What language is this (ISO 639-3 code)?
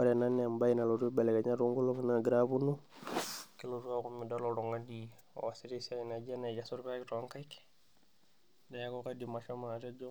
mas